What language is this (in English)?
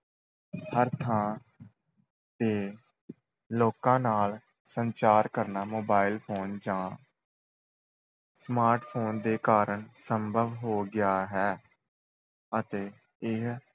Punjabi